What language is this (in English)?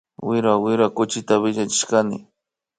Imbabura Highland Quichua